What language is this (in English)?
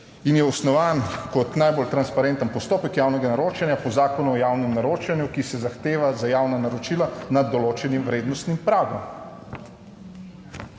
Slovenian